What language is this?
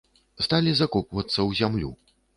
Belarusian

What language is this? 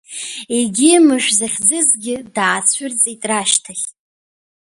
Abkhazian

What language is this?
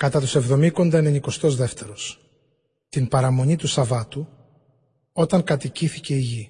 Greek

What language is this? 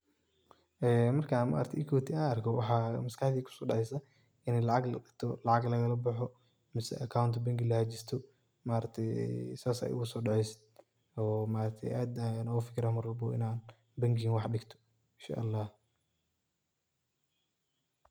Somali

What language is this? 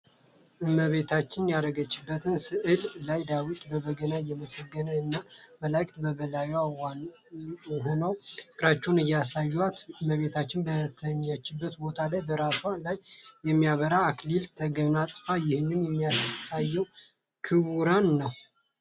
Amharic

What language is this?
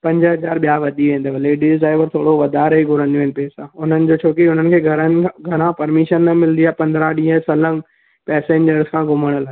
Sindhi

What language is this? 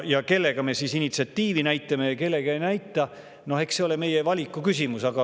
Estonian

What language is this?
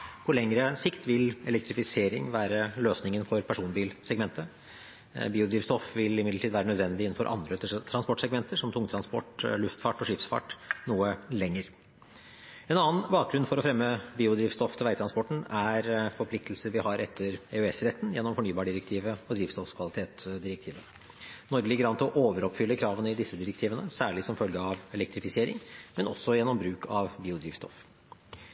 Norwegian Bokmål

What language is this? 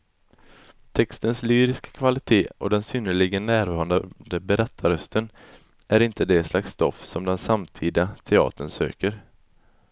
Swedish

